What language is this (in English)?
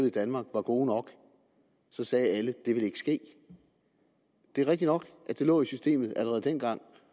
Danish